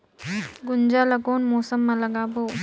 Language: Chhattisgarhi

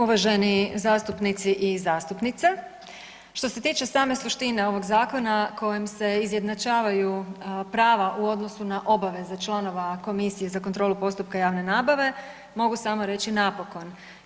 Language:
Croatian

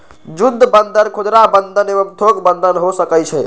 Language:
Magahi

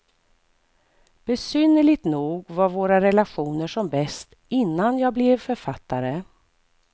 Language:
Swedish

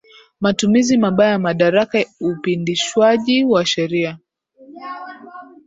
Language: Swahili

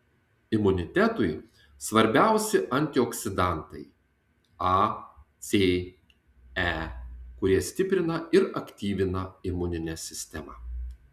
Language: Lithuanian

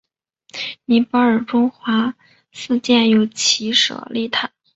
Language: Chinese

